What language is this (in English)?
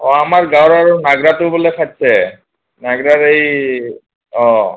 Assamese